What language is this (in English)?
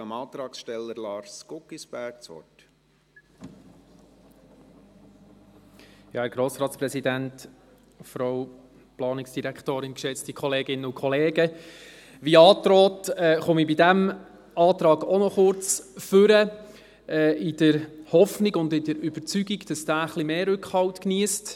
Swiss German